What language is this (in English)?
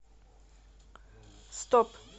Russian